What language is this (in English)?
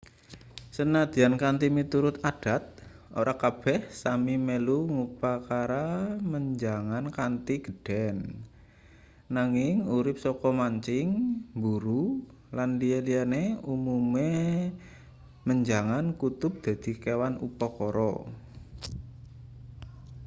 Javanese